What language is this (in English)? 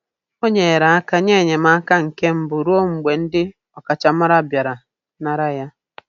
Igbo